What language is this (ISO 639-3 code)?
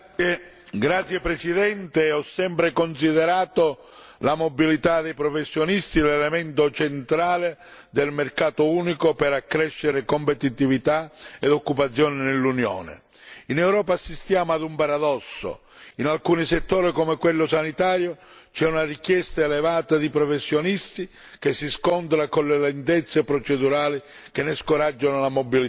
ita